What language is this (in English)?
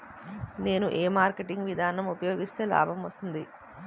Telugu